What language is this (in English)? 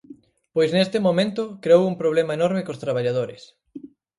Galician